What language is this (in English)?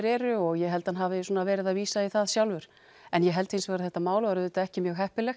Icelandic